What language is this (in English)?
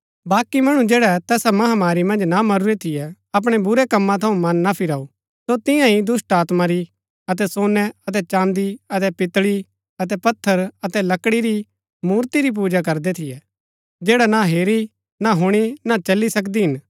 Gaddi